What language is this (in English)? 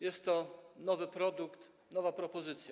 Polish